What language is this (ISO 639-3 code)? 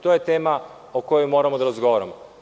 srp